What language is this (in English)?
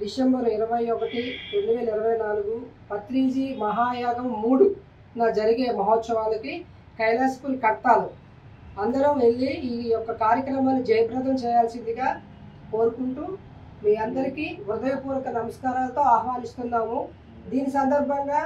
Telugu